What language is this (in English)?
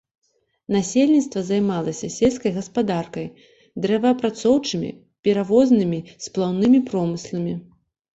Belarusian